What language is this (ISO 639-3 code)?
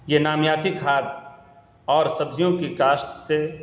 urd